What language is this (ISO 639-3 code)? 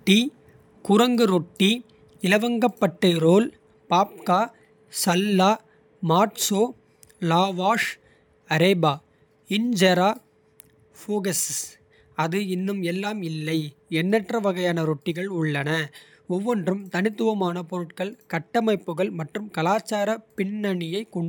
kfe